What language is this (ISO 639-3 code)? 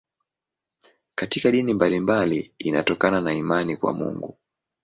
swa